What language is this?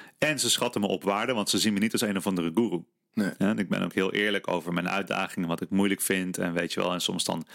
Dutch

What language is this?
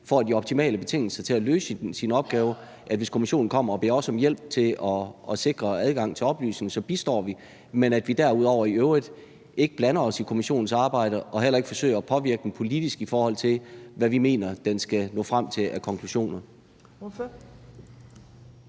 Danish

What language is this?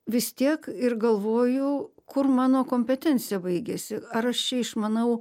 Lithuanian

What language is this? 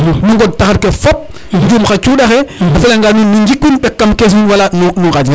Serer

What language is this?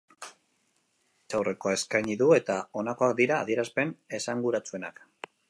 Basque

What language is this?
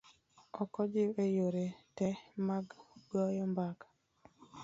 Luo (Kenya and Tanzania)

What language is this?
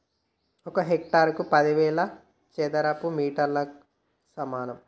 Telugu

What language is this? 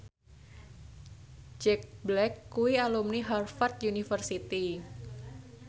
Javanese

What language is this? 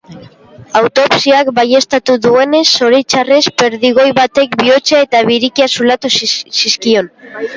Basque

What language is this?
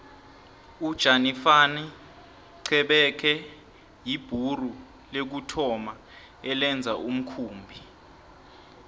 South Ndebele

